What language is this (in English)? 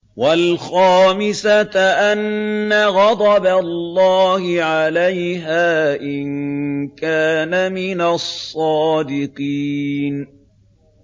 Arabic